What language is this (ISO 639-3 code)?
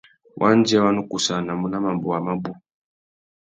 bag